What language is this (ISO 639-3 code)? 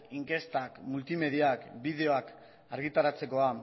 eus